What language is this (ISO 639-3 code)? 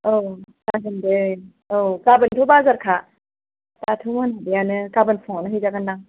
brx